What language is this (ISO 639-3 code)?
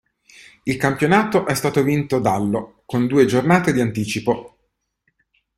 ita